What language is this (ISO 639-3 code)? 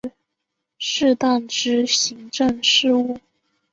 zho